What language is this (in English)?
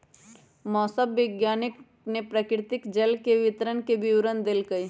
Magahi